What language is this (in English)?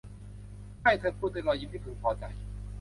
Thai